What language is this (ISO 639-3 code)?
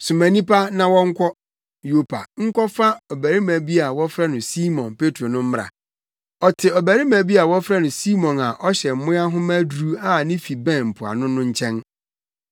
aka